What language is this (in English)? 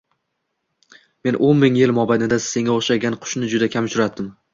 Uzbek